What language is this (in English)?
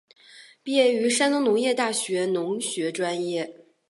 Chinese